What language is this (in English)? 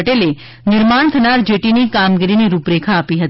Gujarati